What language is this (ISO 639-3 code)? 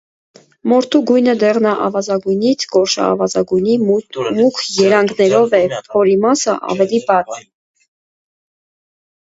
hye